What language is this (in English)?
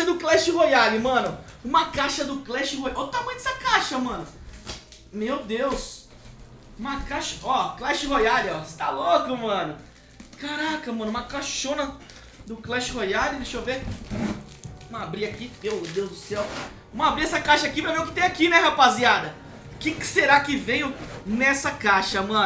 Portuguese